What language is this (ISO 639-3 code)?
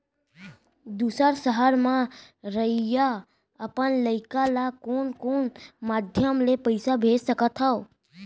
hne